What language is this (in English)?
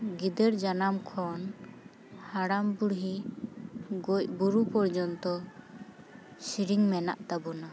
Santali